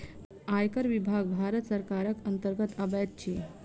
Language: Maithili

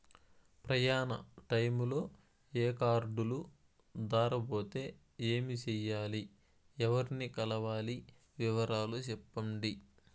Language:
Telugu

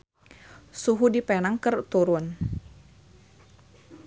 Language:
Sundanese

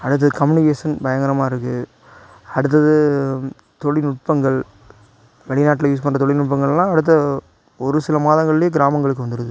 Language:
Tamil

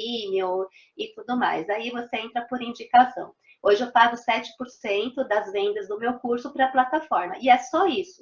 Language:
Portuguese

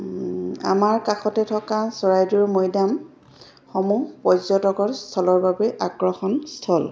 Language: Assamese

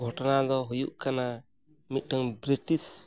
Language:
Santali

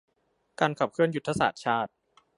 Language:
Thai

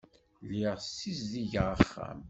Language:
Kabyle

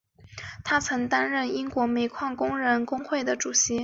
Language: Chinese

